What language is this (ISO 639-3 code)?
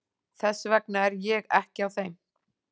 isl